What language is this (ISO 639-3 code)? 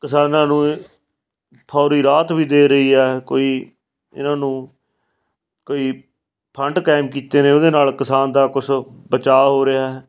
pan